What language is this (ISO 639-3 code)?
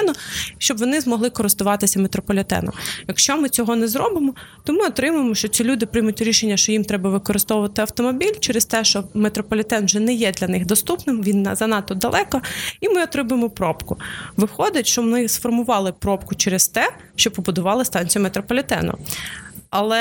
ukr